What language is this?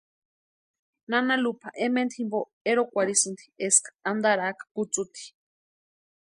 Western Highland Purepecha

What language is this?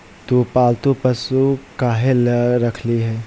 Magahi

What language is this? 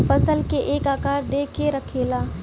Bhojpuri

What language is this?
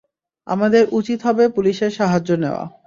Bangla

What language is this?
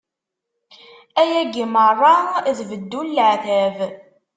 Kabyle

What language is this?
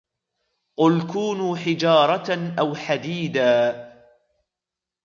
Arabic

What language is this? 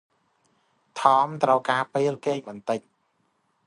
Khmer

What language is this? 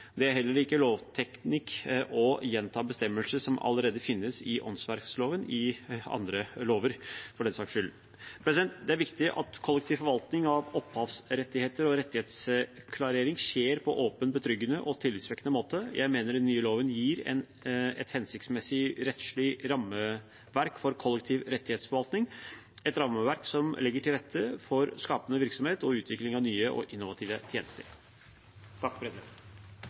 Norwegian Bokmål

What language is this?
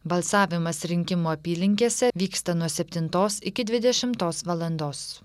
Lithuanian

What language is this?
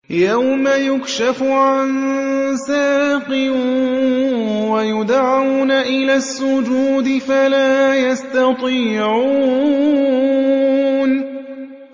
Arabic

